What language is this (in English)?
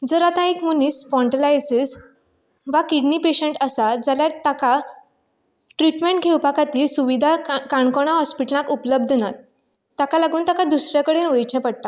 Konkani